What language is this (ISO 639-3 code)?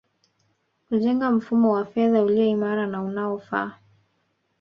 swa